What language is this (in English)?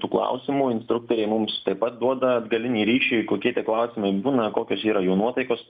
Lithuanian